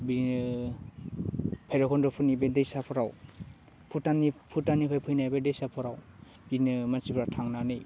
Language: Bodo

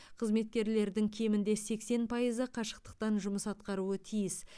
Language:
Kazakh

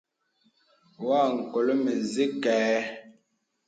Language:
Bebele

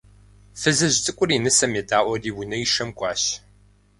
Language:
Kabardian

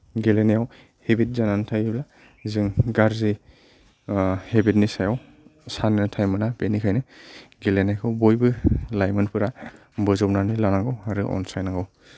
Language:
Bodo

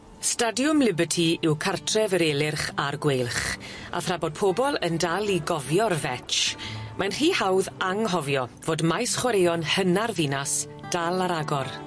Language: Welsh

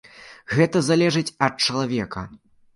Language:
Belarusian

